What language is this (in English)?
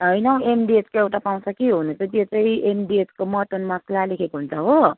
Nepali